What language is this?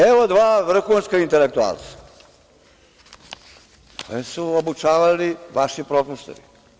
Serbian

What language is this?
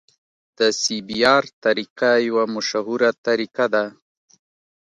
Pashto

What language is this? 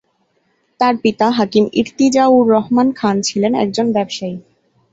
Bangla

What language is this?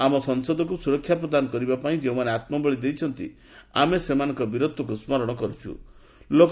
Odia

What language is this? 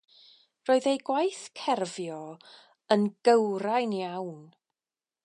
Welsh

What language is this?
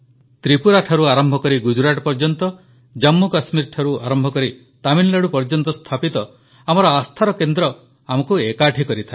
Odia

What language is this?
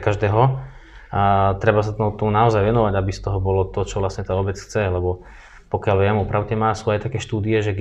Slovak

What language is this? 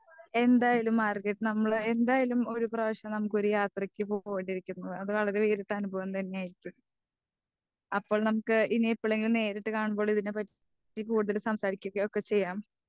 Malayalam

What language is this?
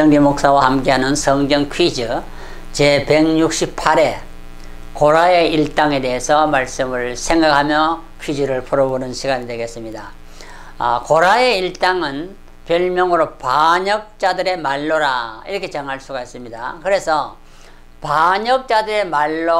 Korean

